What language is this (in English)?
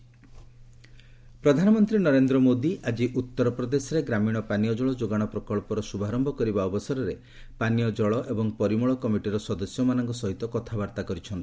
Odia